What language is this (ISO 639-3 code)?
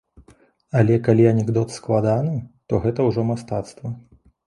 bel